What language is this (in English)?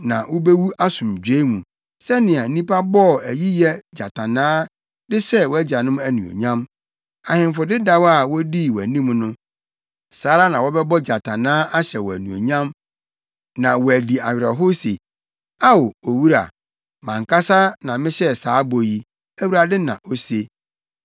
Akan